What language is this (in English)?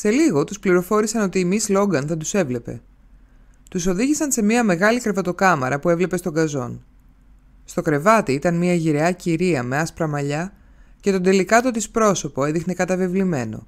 Greek